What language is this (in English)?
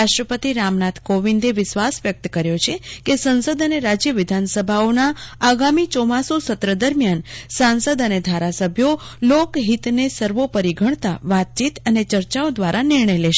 Gujarati